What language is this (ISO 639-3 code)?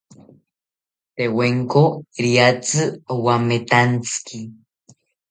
cpy